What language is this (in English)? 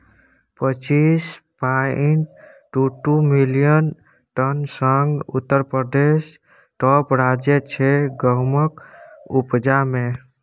Maithili